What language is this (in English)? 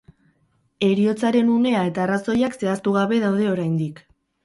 Basque